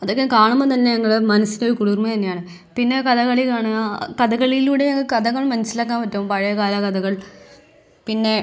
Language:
Malayalam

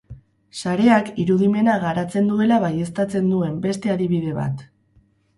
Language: Basque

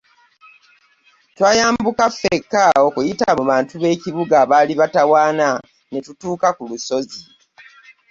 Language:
Ganda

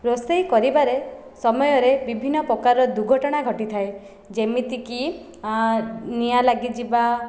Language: Odia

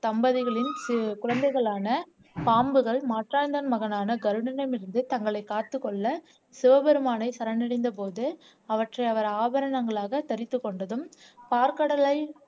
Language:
Tamil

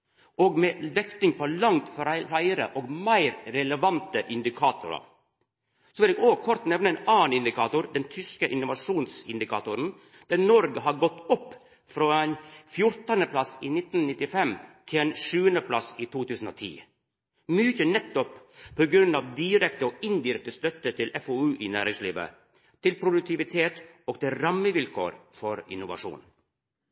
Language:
Norwegian Nynorsk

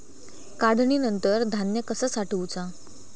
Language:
Marathi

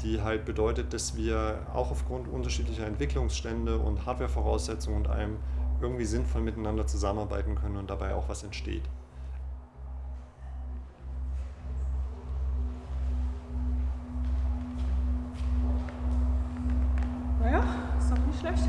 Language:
German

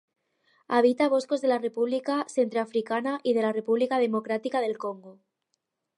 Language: Catalan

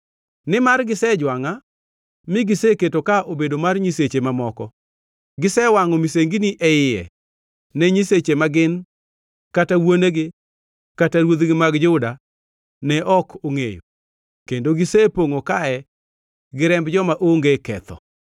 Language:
Luo (Kenya and Tanzania)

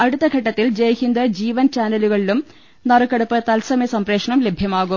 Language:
Malayalam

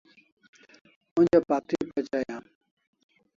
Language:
Kalasha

